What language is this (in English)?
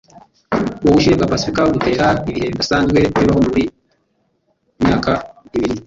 Kinyarwanda